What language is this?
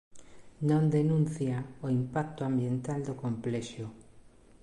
Galician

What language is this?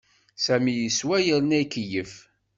Kabyle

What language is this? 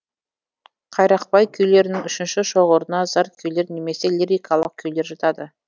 Kazakh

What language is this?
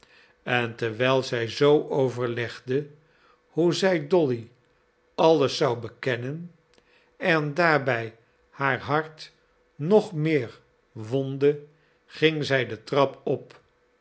Dutch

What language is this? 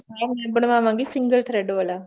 Punjabi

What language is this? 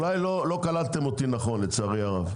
Hebrew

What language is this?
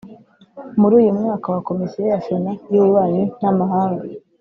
Kinyarwanda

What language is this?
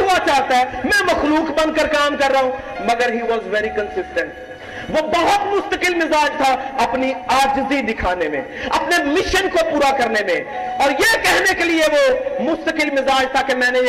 Urdu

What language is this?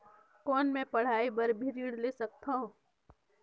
Chhattisgarhi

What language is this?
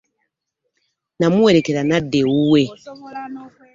Ganda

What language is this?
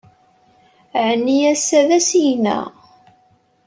Kabyle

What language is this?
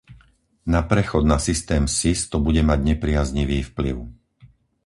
Slovak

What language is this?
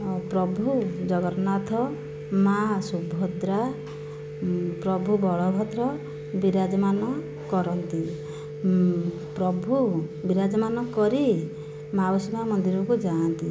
Odia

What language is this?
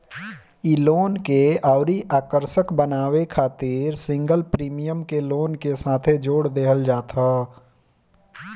Bhojpuri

